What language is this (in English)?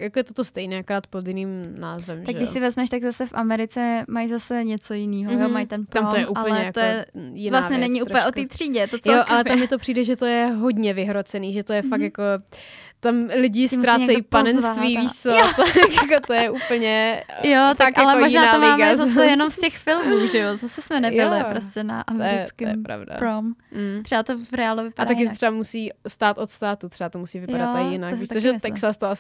Czech